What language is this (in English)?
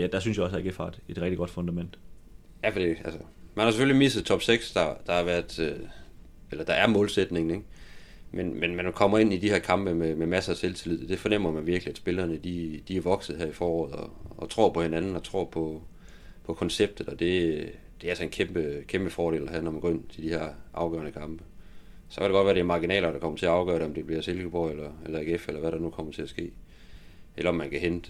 Danish